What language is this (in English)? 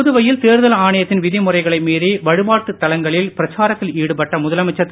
Tamil